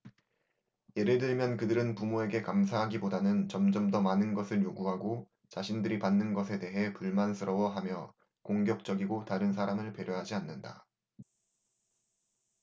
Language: Korean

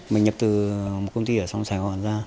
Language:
Vietnamese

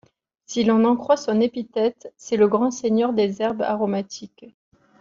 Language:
French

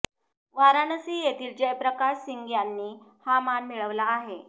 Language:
Marathi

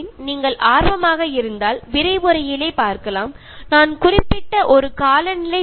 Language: Malayalam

